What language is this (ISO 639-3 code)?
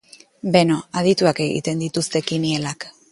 eus